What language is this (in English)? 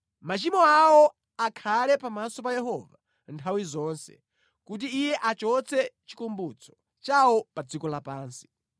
Nyanja